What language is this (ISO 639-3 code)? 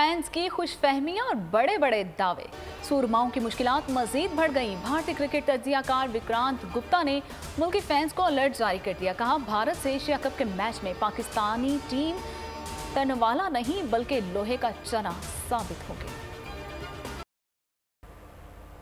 hin